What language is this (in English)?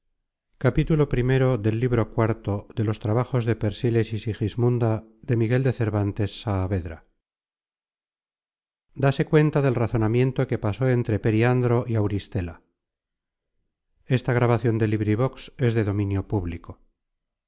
Spanish